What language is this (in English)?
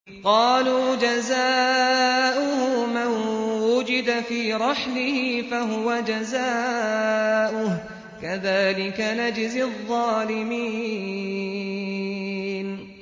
Arabic